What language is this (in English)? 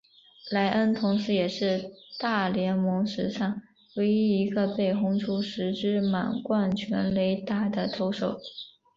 Chinese